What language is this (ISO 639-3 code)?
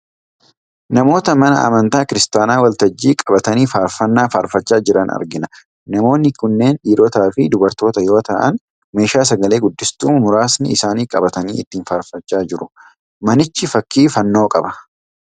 orm